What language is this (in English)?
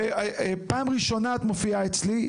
Hebrew